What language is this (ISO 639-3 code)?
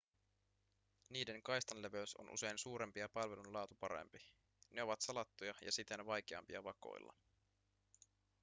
fin